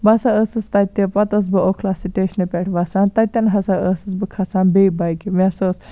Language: Kashmiri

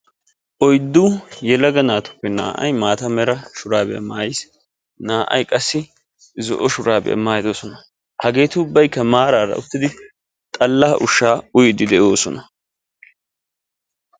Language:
Wolaytta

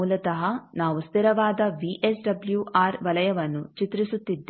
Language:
Kannada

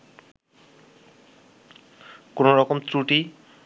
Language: Bangla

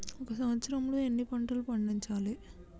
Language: Telugu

